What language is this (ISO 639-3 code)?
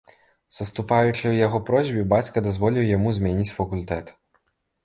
bel